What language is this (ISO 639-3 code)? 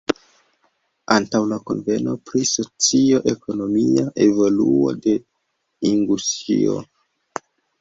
epo